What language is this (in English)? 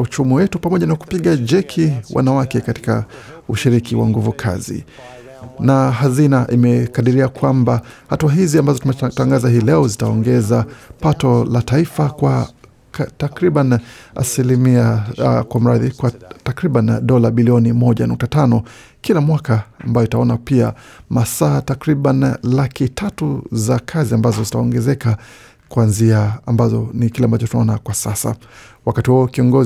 Swahili